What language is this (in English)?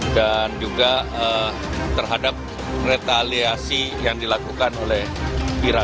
Indonesian